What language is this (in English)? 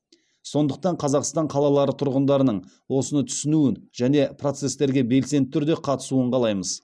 Kazakh